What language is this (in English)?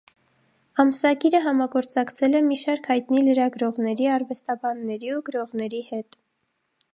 Armenian